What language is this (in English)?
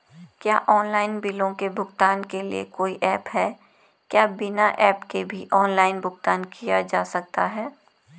Hindi